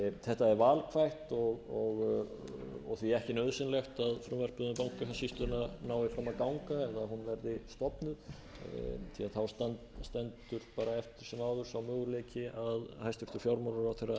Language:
Icelandic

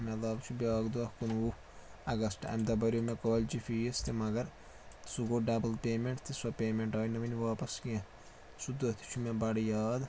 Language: Kashmiri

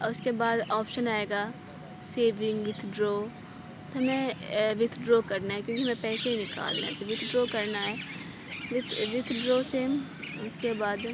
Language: Urdu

